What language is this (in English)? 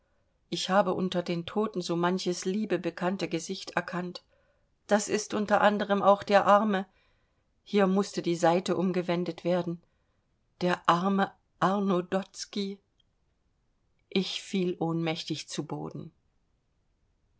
German